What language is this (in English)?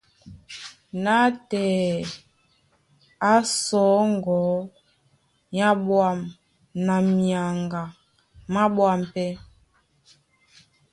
Duala